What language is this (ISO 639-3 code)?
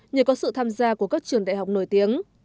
vie